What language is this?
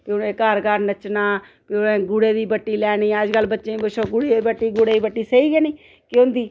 Dogri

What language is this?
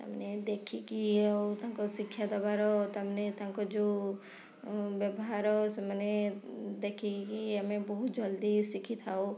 Odia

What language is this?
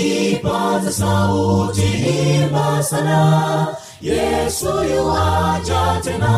Swahili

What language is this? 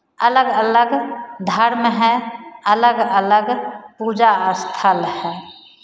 Hindi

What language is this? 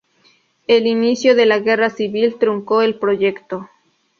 Spanish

